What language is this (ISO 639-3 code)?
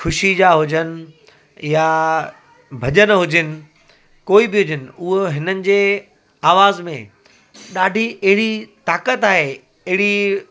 snd